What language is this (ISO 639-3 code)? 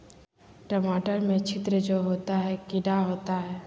mag